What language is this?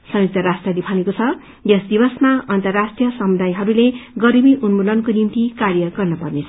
Nepali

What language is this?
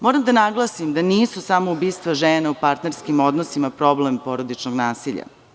Serbian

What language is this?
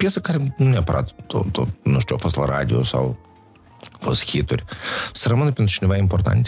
Romanian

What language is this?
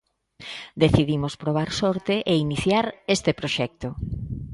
Galician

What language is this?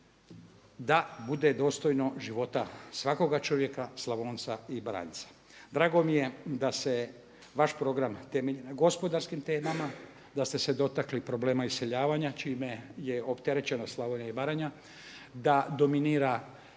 Croatian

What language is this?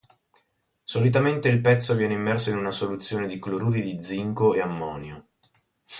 Italian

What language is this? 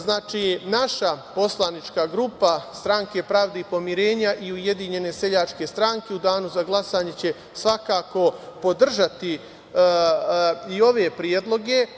Serbian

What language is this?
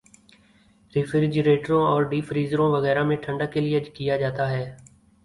Urdu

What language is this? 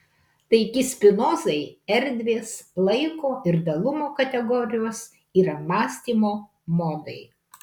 Lithuanian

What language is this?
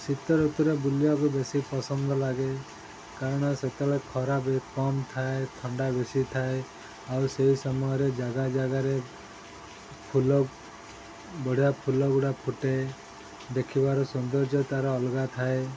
Odia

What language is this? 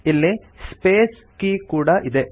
Kannada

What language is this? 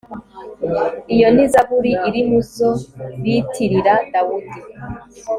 Kinyarwanda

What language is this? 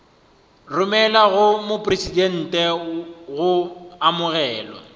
Northern Sotho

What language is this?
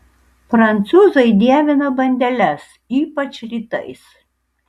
Lithuanian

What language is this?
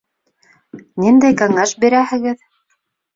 Bashkir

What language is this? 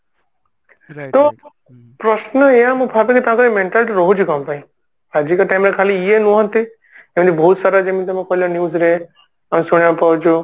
Odia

